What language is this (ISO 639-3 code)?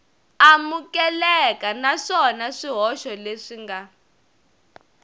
tso